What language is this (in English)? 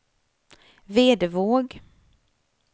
Swedish